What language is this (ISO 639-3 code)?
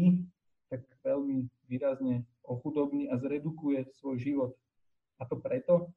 slk